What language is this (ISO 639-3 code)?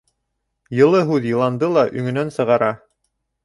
bak